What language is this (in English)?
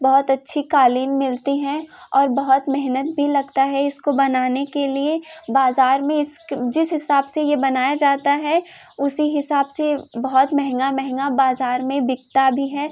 Hindi